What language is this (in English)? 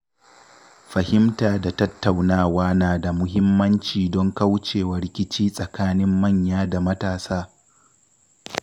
Hausa